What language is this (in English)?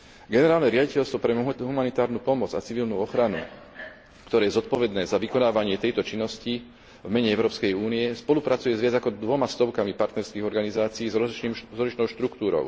Slovak